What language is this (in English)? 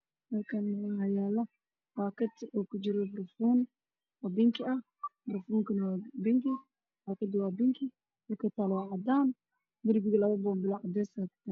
Somali